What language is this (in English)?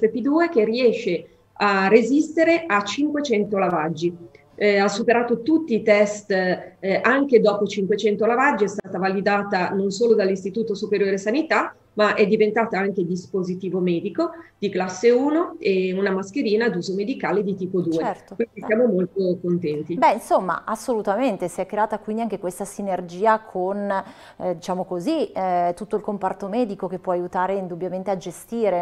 Italian